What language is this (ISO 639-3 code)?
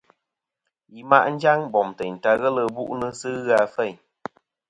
bkm